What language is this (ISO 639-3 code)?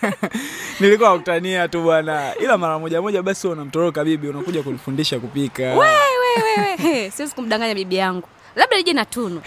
swa